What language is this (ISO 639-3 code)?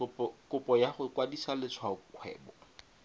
tsn